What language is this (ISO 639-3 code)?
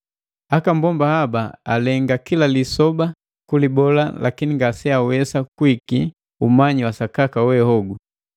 mgv